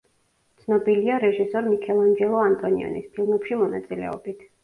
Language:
Georgian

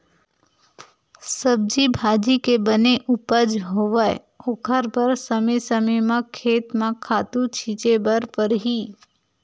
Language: Chhattisgarhi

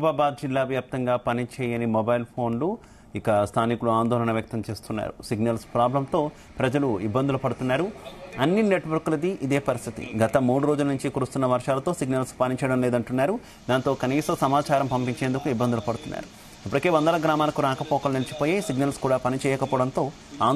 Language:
Telugu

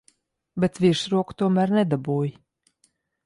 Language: Latvian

